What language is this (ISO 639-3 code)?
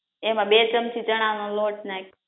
guj